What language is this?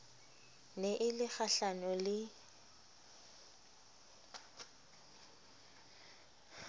Southern Sotho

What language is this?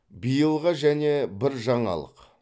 Kazakh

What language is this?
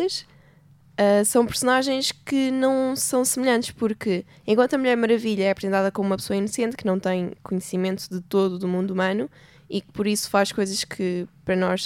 Portuguese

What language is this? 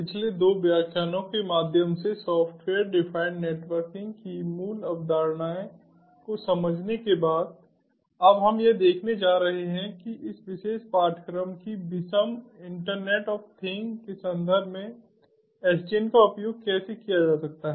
Hindi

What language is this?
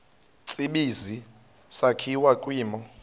Xhosa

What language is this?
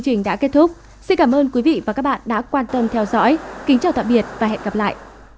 Vietnamese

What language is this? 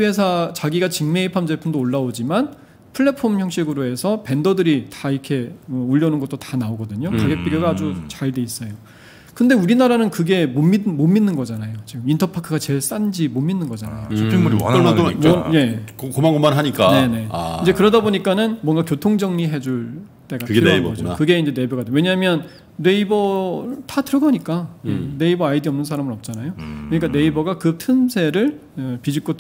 Korean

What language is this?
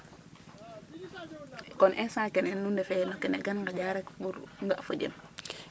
Serer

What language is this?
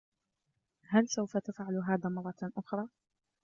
Arabic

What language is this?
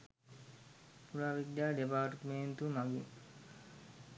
Sinhala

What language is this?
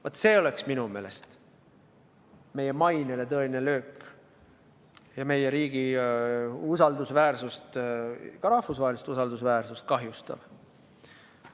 Estonian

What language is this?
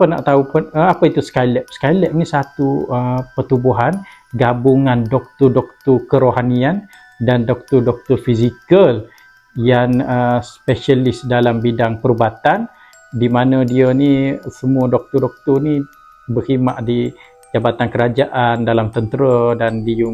Malay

